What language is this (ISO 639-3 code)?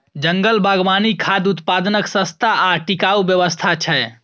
mai